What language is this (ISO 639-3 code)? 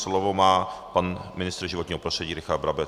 ces